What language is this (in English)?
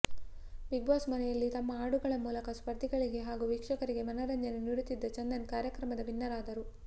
Kannada